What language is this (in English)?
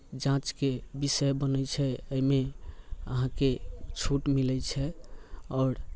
Maithili